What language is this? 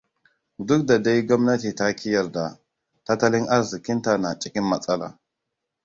Hausa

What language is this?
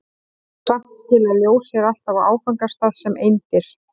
Icelandic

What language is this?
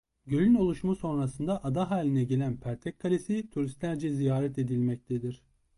Turkish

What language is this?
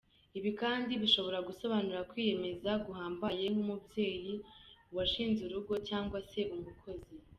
Kinyarwanda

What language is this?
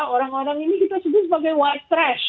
Indonesian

